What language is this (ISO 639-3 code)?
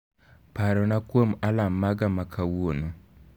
luo